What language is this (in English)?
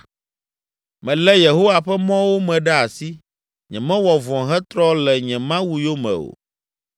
Ewe